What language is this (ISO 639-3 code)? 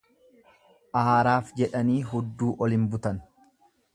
orm